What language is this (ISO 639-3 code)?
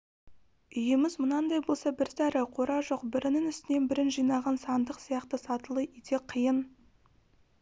kaz